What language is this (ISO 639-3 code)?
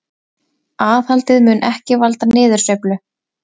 isl